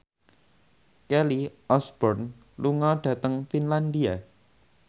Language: Javanese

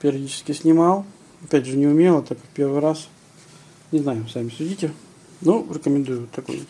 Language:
Russian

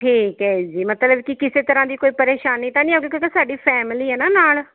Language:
Punjabi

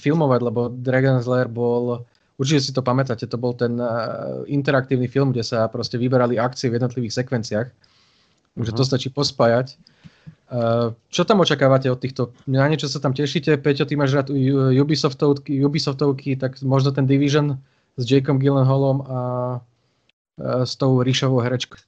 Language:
Slovak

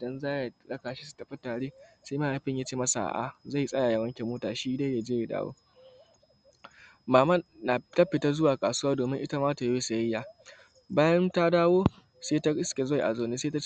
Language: Hausa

